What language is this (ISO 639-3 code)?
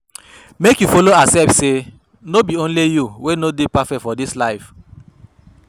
pcm